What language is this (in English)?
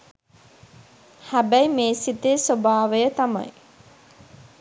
Sinhala